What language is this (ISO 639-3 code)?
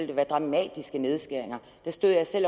dan